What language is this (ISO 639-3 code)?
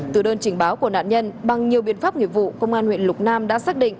vie